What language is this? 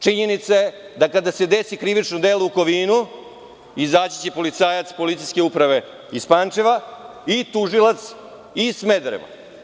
Serbian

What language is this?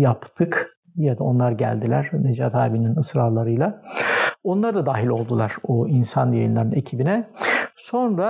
Turkish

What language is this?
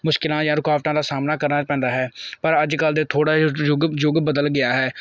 Punjabi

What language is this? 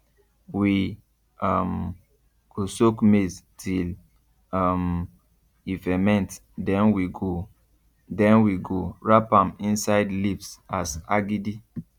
Nigerian Pidgin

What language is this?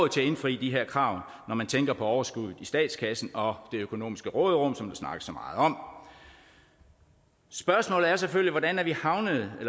Danish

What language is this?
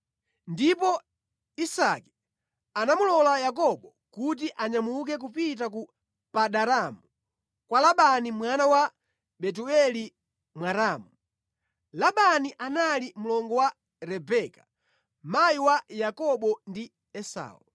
Nyanja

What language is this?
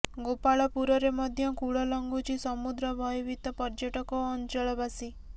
Odia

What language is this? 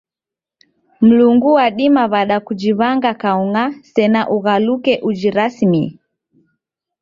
Taita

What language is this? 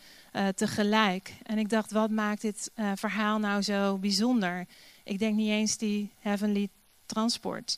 Dutch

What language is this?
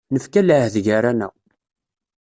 Kabyle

